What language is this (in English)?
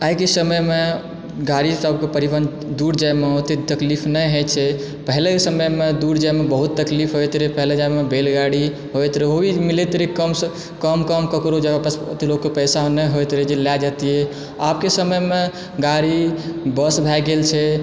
Maithili